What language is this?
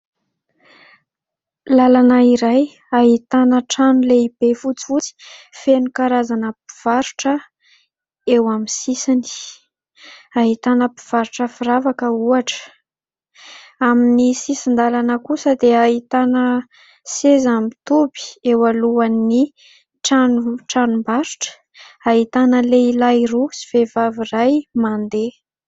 Malagasy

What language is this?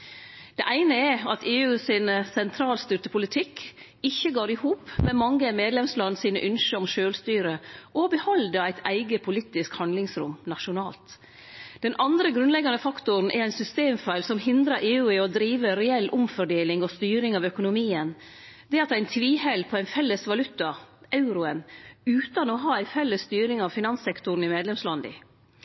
Norwegian Nynorsk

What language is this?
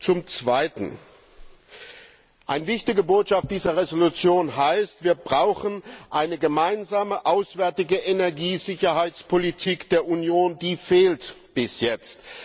German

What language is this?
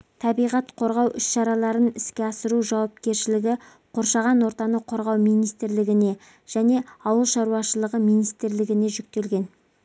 Kazakh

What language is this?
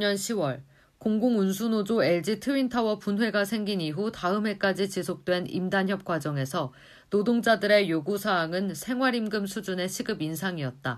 Korean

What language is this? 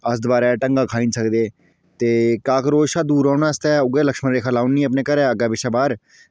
Dogri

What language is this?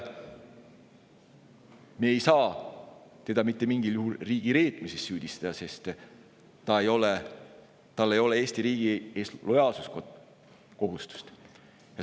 Estonian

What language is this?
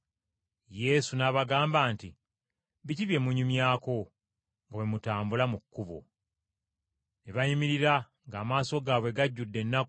Ganda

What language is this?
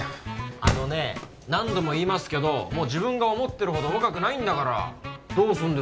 Japanese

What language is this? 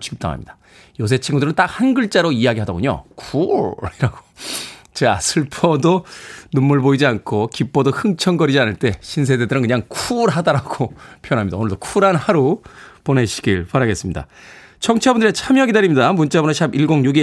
Korean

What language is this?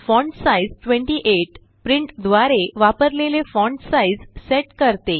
Marathi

